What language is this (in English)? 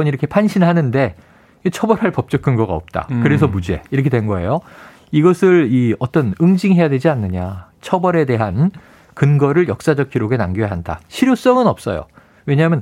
Korean